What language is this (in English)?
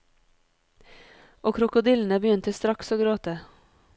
Norwegian